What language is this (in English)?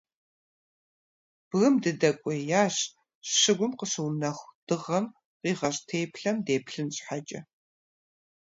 Kabardian